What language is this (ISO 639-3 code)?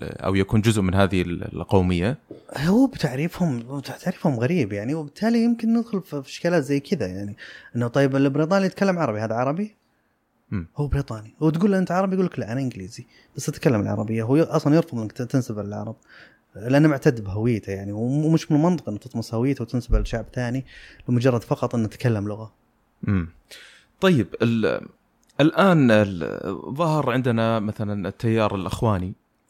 ara